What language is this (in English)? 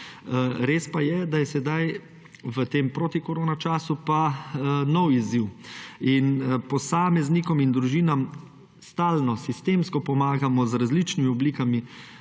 Slovenian